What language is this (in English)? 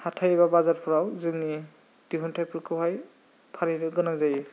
Bodo